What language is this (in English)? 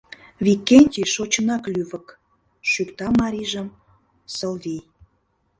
Mari